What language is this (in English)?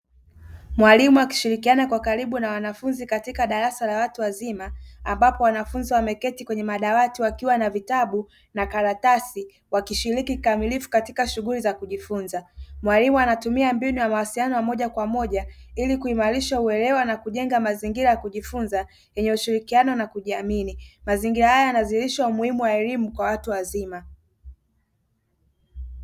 Swahili